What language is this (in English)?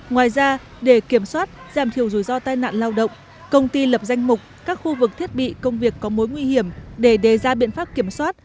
Vietnamese